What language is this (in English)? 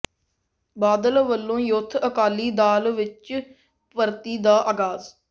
Punjabi